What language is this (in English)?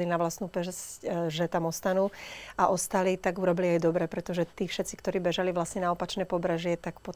Slovak